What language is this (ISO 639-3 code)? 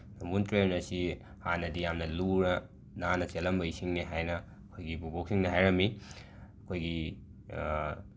mni